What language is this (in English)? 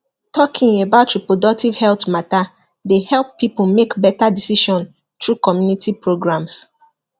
Nigerian Pidgin